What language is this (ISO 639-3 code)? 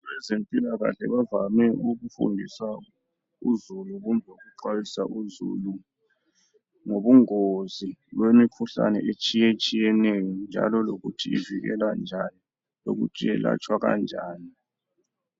nde